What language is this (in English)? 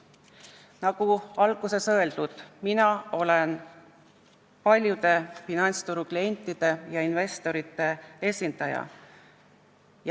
Estonian